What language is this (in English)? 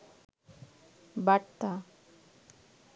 Bangla